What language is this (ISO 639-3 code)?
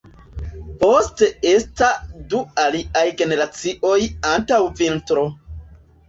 epo